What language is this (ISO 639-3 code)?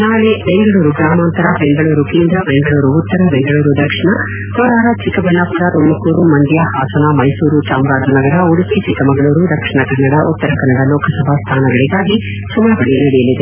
kan